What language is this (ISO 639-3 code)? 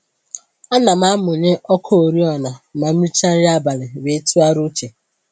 ibo